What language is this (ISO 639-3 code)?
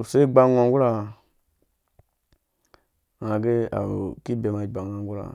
ldb